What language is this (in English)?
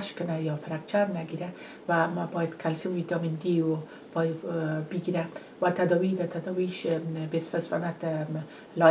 Persian